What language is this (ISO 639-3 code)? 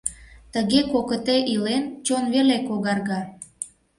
chm